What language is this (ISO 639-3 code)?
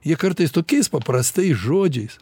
lit